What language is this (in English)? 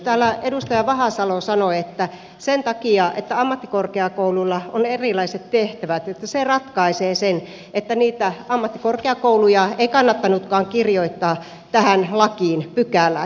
Finnish